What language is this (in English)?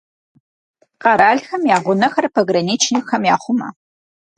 Kabardian